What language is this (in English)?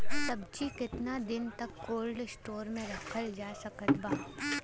Bhojpuri